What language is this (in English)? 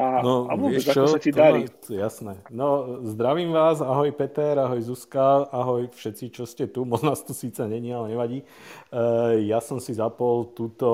Slovak